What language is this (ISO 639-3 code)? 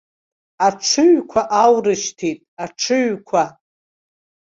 abk